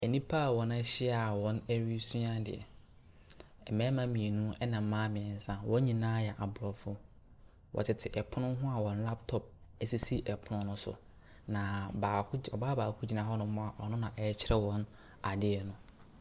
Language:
Akan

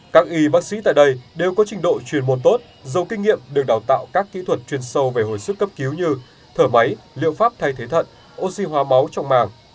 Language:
Vietnamese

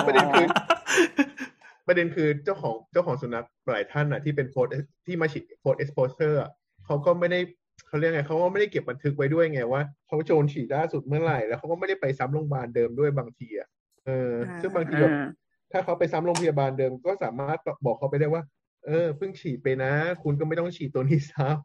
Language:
Thai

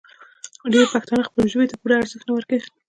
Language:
Pashto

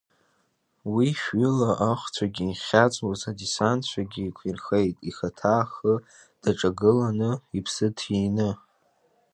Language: Abkhazian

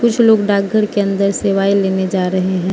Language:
Hindi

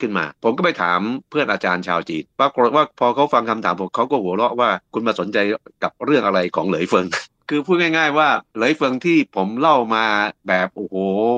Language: Thai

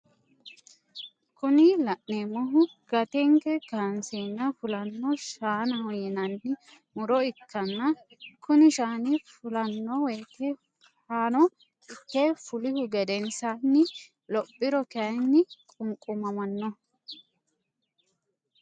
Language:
Sidamo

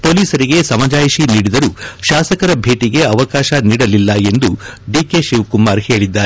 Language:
Kannada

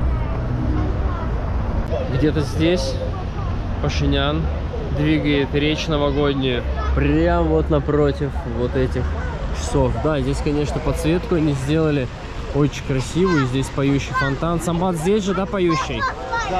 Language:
Russian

